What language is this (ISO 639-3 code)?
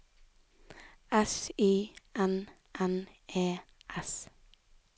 nor